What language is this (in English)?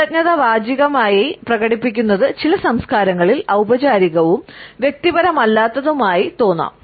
Malayalam